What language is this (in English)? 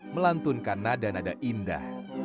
Indonesian